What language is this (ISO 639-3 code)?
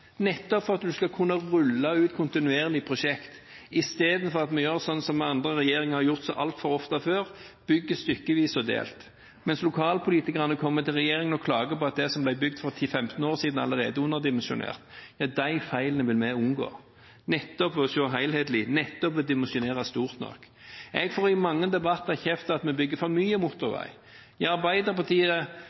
nob